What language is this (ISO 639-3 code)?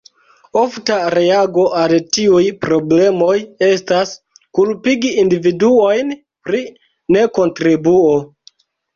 epo